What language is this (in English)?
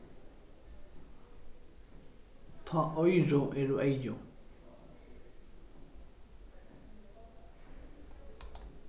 Faroese